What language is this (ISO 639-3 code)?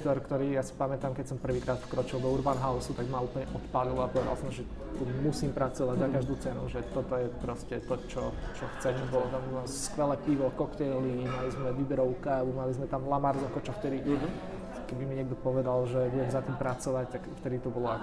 slk